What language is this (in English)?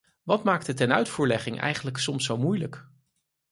Dutch